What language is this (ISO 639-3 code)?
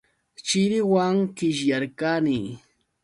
qux